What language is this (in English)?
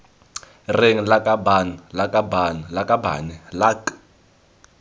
Tswana